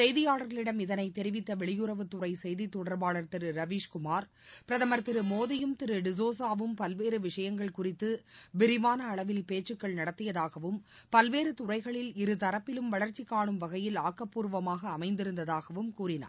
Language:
Tamil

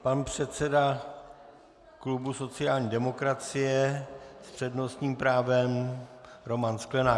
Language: Czech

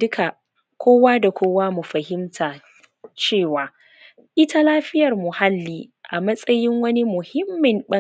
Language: Hausa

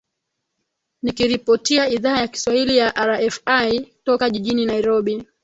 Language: Swahili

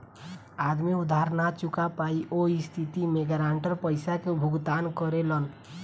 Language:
Bhojpuri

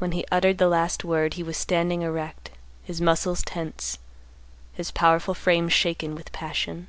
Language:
English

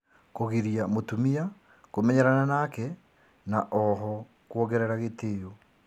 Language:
Kikuyu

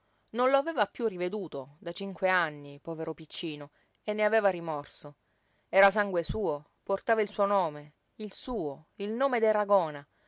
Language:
Italian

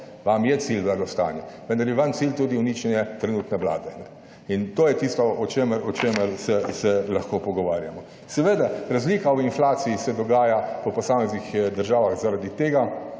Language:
Slovenian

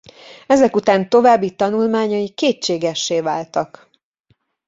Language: Hungarian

